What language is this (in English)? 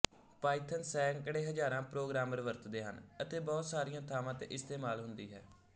Punjabi